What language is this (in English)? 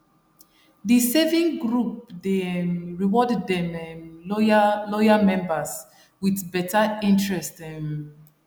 Nigerian Pidgin